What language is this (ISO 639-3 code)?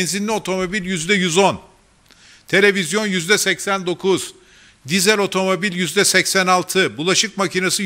tur